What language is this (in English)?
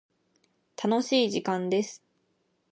Japanese